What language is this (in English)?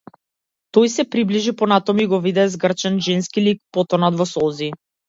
Macedonian